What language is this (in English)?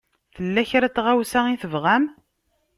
Kabyle